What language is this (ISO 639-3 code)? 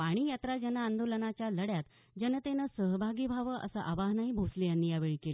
mar